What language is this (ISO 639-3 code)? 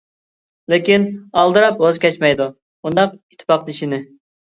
uig